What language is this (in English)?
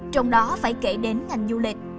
Vietnamese